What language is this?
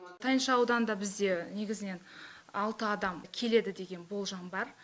Kazakh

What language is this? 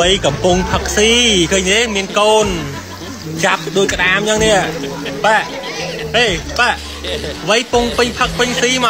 Thai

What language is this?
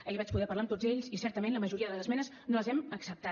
Catalan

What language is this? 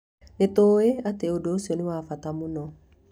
Kikuyu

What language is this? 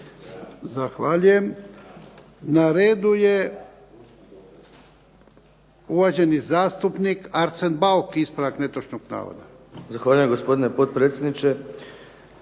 Croatian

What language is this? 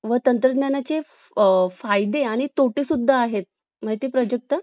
Marathi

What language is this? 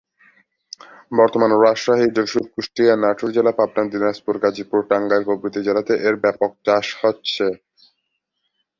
Bangla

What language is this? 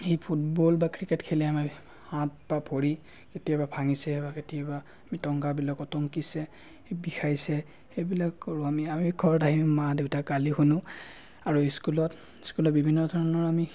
Assamese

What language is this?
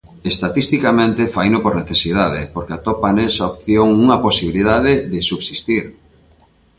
Galician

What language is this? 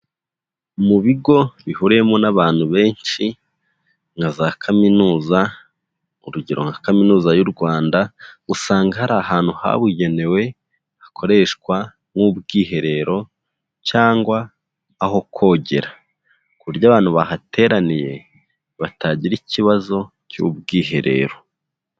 Kinyarwanda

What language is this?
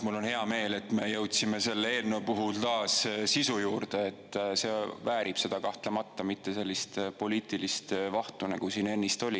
Estonian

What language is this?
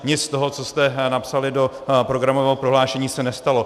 Czech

